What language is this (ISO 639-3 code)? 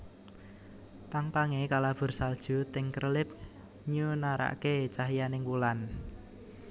jav